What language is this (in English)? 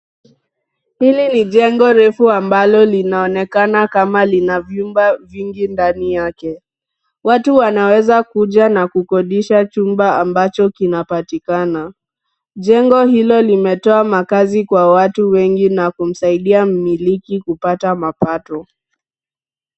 Swahili